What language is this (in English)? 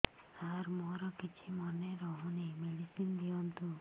Odia